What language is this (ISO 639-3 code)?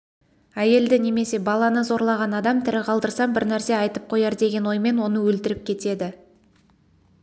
kaz